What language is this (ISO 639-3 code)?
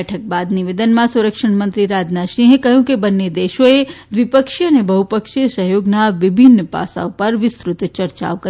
guj